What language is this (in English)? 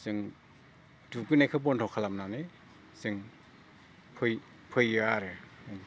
Bodo